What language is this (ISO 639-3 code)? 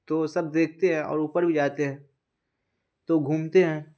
urd